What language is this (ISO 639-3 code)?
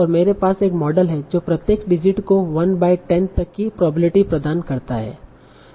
hin